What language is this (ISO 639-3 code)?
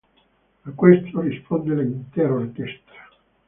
ita